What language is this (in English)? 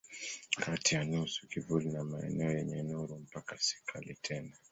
Swahili